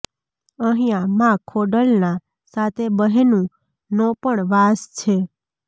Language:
Gujarati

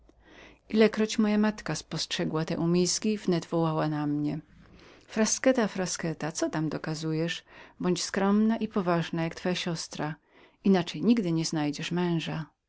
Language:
Polish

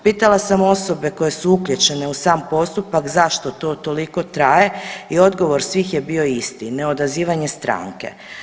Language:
Croatian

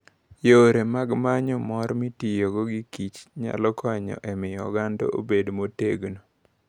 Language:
Luo (Kenya and Tanzania)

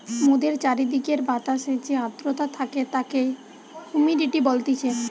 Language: Bangla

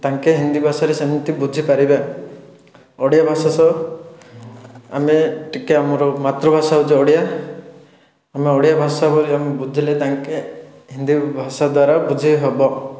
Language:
Odia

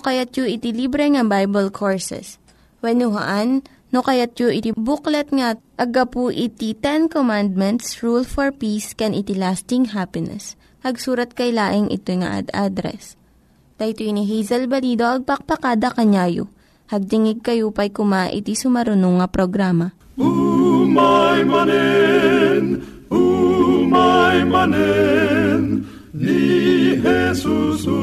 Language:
Filipino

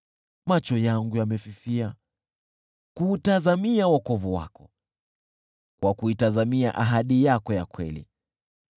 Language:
Swahili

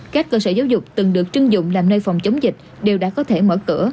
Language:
Vietnamese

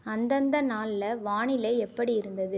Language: Tamil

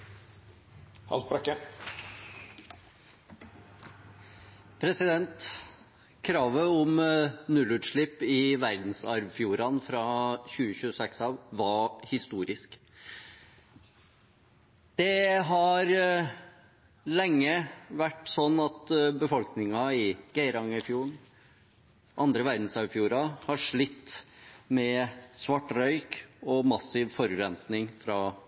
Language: Norwegian Bokmål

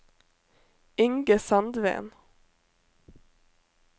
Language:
Norwegian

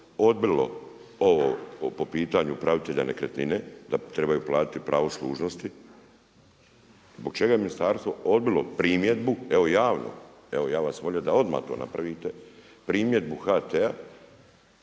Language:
Croatian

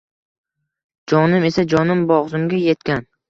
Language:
Uzbek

